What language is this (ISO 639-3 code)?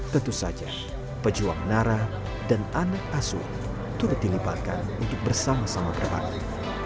ind